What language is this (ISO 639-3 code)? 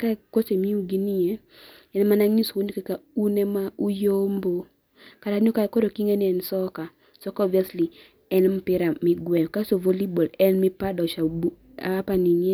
luo